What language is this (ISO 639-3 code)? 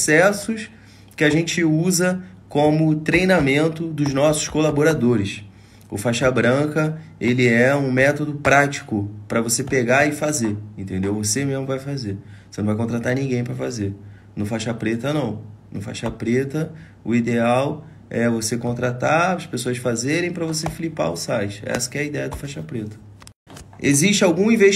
por